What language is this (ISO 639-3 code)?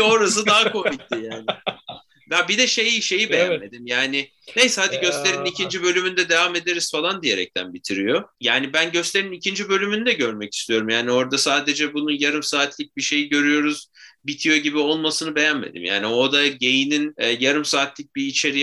tur